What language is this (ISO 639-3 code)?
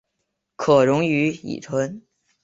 zho